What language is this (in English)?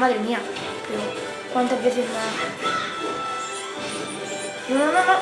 Spanish